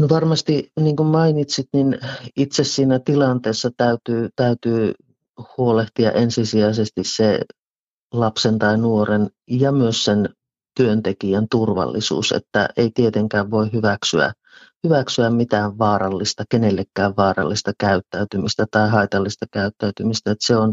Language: Finnish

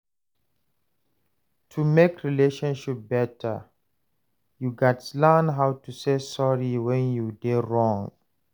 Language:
Nigerian Pidgin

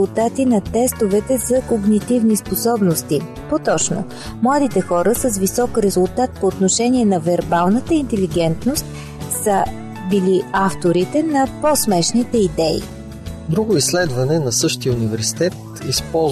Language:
Bulgarian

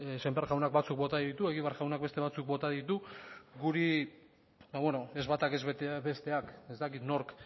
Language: Basque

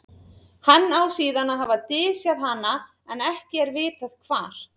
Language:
Icelandic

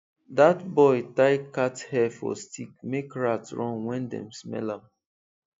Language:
Nigerian Pidgin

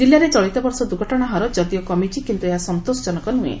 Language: Odia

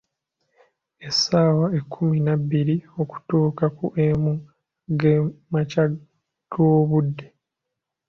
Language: Ganda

